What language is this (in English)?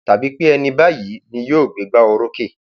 Yoruba